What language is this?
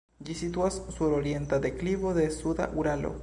Esperanto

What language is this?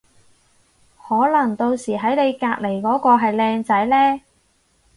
Cantonese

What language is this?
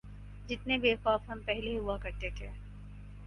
Urdu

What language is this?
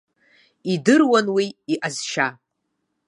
Abkhazian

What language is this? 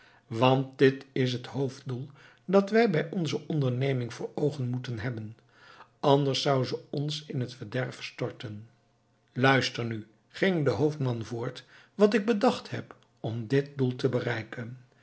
Dutch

